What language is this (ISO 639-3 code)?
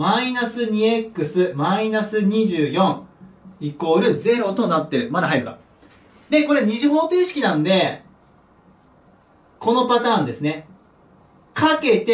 jpn